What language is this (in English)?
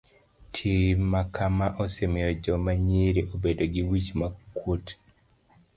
Luo (Kenya and Tanzania)